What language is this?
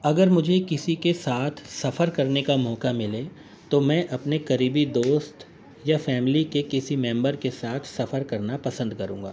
Urdu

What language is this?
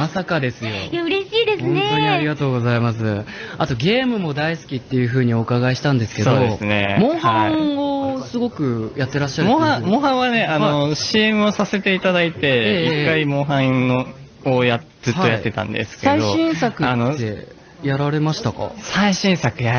Japanese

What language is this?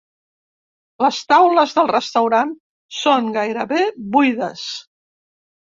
Catalan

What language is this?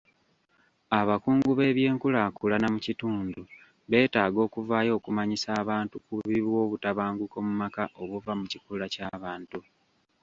Ganda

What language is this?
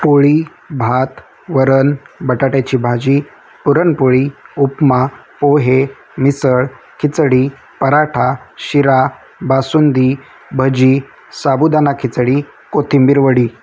Marathi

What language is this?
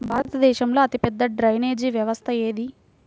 Telugu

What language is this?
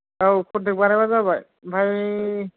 Bodo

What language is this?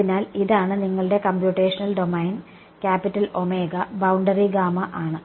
Malayalam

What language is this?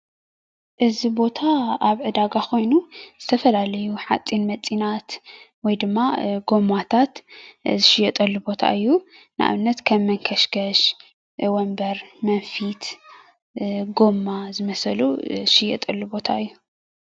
Tigrinya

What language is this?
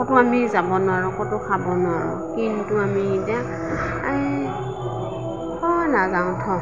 Assamese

